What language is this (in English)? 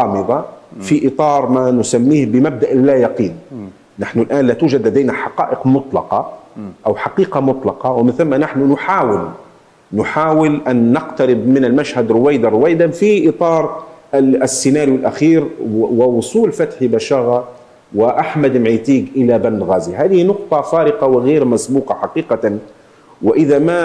Arabic